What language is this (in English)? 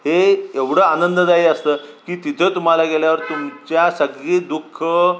Marathi